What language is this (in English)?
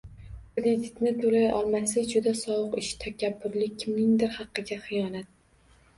Uzbek